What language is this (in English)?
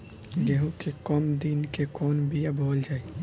Bhojpuri